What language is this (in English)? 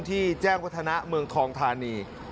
Thai